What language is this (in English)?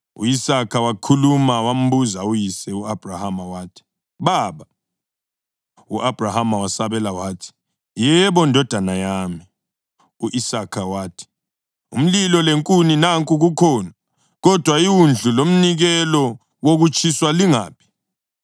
North Ndebele